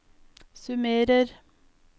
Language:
Norwegian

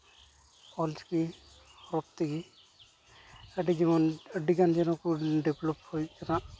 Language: Santali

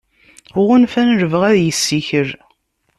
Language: Kabyle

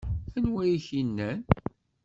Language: Kabyle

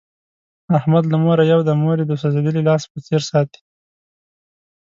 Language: Pashto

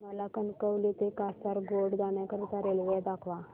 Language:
Marathi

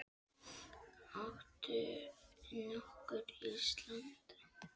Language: Icelandic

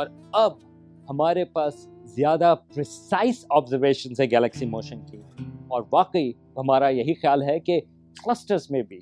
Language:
Urdu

